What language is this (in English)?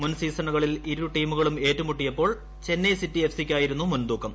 Malayalam